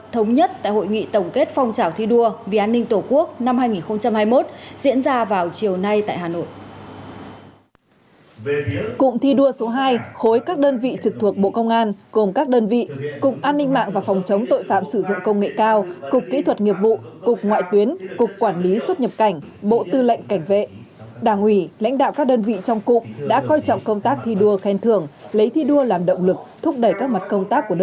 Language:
Vietnamese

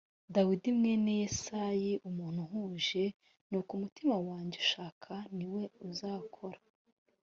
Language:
Kinyarwanda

